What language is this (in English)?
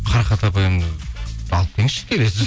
Kazakh